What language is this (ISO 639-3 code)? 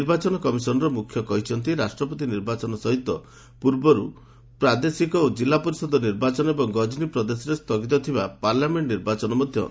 ori